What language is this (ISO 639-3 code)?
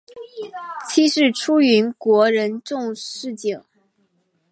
zho